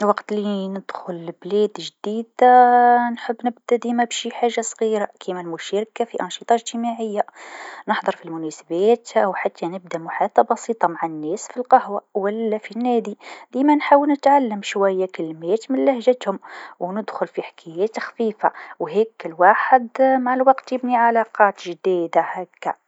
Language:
Tunisian Arabic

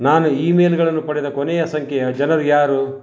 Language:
Kannada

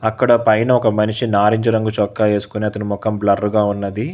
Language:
Telugu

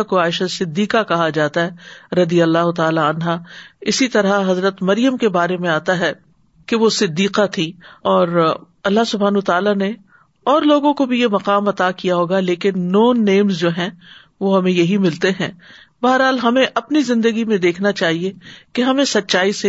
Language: Urdu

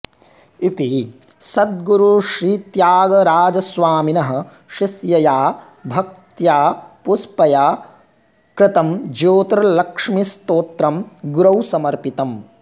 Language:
Sanskrit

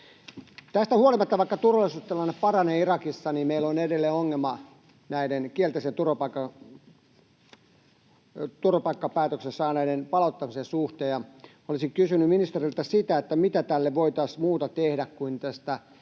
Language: Finnish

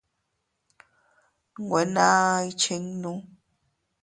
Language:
Teutila Cuicatec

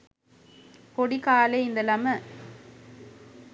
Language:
Sinhala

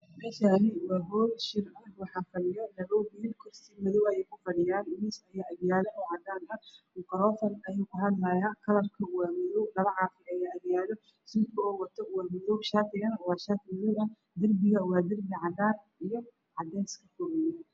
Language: Somali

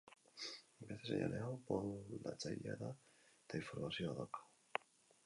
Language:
Basque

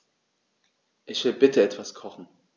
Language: German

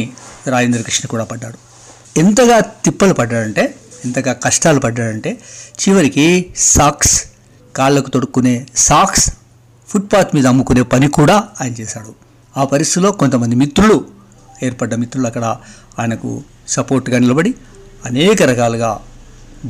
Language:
Telugu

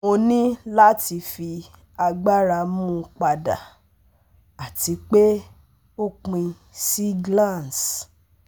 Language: Yoruba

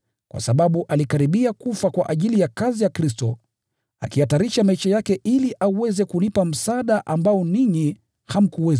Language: Swahili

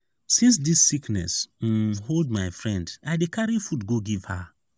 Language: Nigerian Pidgin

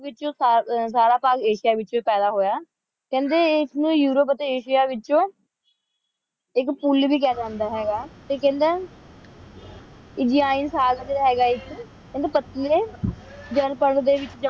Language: Punjabi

